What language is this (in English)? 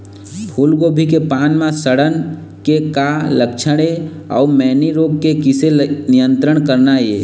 Chhattisgarhi